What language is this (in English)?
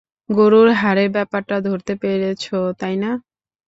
Bangla